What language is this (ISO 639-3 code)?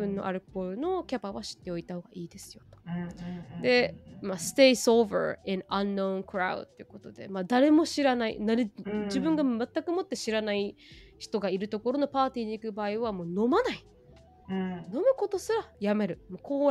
jpn